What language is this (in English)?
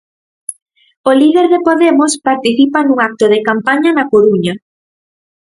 Galician